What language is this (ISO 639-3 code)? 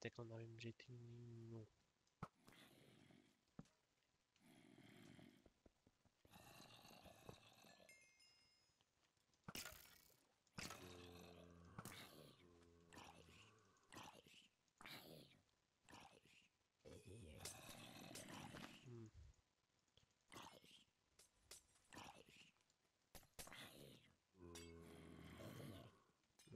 por